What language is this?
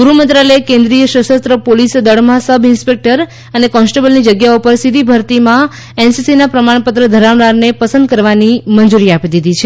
Gujarati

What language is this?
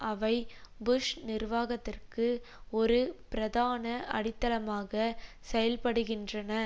Tamil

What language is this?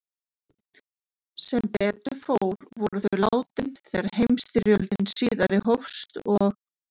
Icelandic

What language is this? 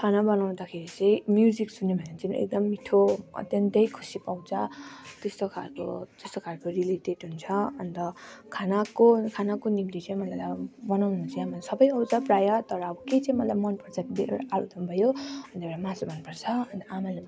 Nepali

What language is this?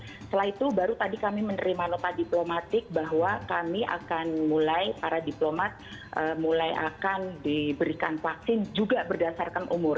Indonesian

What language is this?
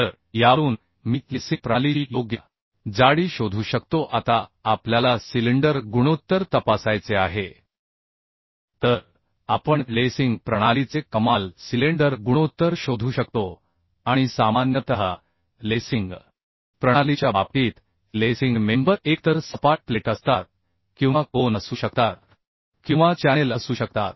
Marathi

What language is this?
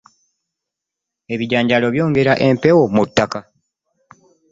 Ganda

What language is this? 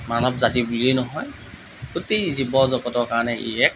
Assamese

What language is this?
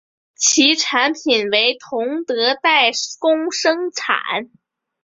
Chinese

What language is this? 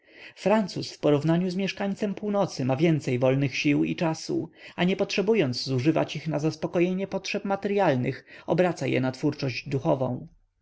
Polish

